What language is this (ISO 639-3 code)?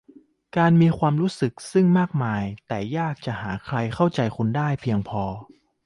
tha